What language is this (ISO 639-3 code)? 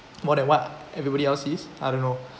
eng